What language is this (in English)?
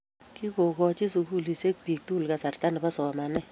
Kalenjin